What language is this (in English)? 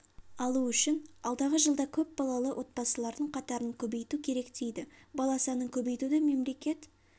Kazakh